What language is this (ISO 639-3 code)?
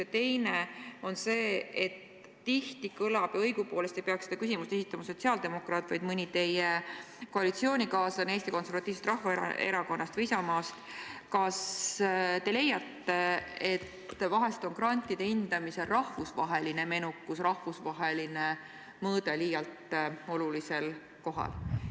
est